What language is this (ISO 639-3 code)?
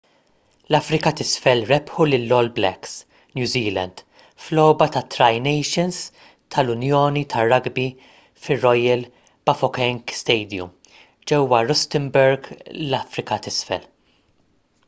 mlt